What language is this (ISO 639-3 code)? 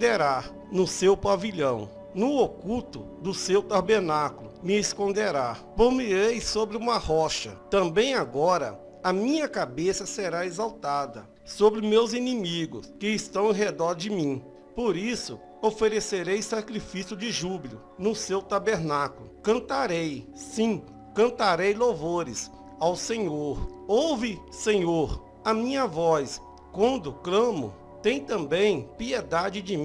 por